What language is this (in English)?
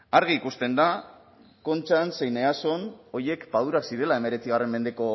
Basque